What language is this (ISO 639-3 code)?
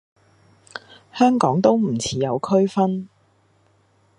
yue